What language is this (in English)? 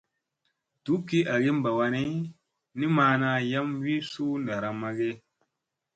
Musey